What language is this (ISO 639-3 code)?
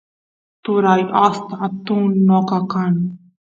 qus